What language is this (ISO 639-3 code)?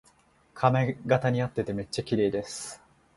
jpn